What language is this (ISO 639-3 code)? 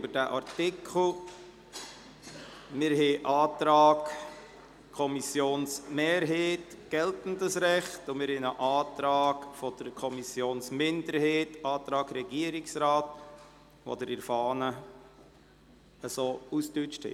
gsw